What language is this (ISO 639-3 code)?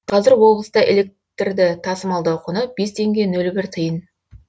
kaz